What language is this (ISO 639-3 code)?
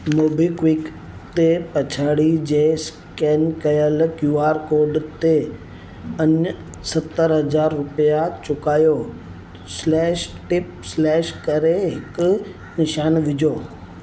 snd